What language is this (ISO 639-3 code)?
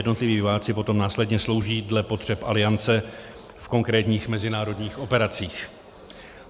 ces